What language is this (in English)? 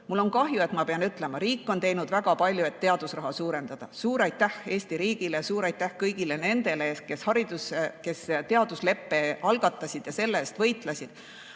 Estonian